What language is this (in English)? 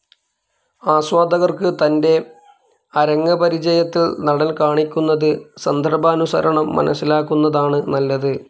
Malayalam